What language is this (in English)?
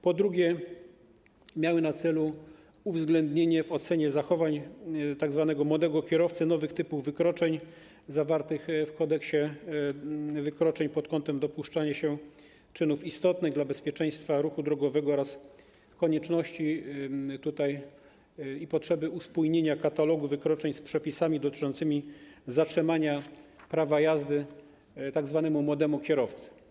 Polish